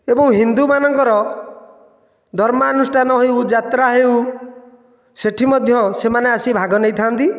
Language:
Odia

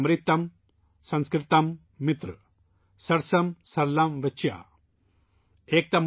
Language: Urdu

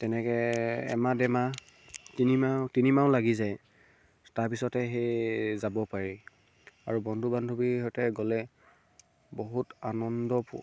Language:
Assamese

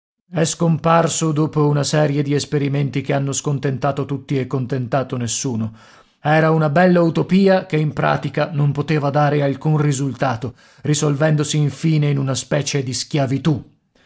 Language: Italian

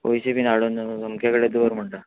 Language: Konkani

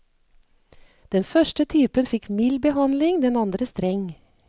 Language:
Norwegian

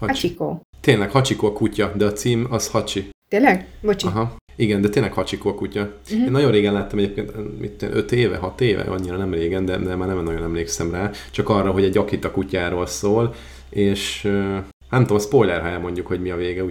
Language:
Hungarian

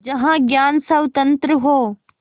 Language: Hindi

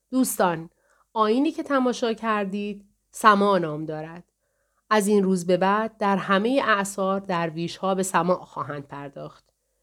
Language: Persian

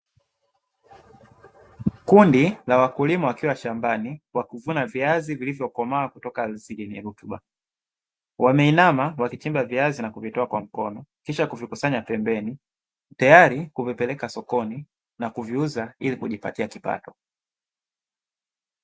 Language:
Swahili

